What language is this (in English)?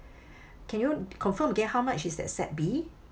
English